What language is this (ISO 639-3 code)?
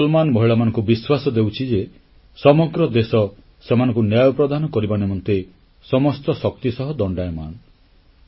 ori